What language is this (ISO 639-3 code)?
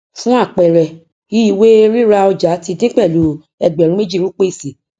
yor